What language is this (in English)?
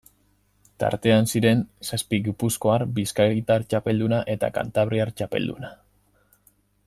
Basque